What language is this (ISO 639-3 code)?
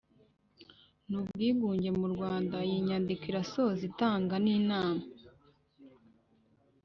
kin